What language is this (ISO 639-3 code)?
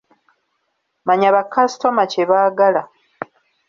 lug